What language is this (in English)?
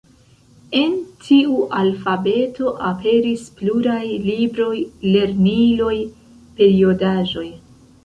Esperanto